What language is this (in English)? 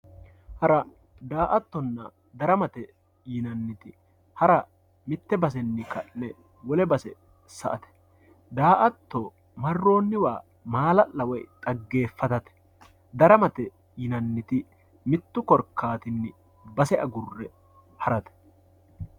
Sidamo